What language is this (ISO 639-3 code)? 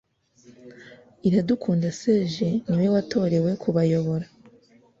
kin